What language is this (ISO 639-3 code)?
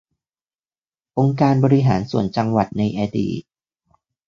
tha